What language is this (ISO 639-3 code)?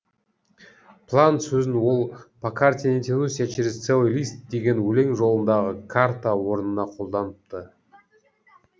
kaz